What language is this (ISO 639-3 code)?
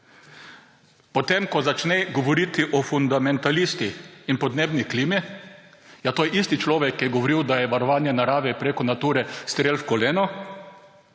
slv